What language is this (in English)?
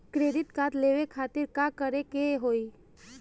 Bhojpuri